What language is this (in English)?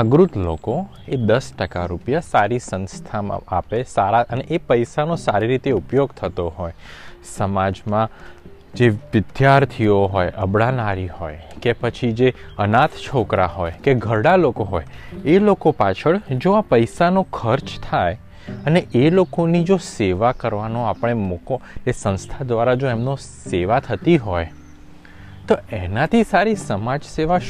Gujarati